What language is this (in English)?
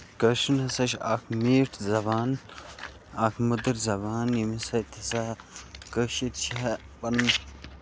Kashmiri